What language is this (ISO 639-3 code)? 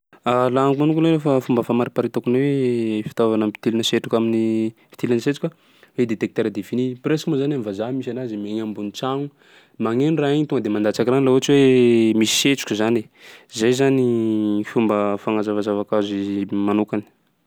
skg